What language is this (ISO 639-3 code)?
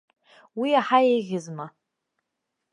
abk